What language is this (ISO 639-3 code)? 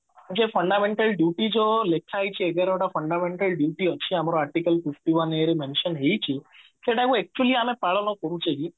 ori